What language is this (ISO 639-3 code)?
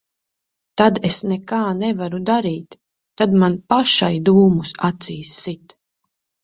lav